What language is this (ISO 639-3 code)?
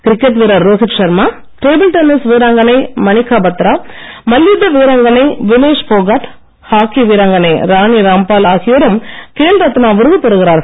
tam